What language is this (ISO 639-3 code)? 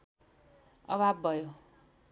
nep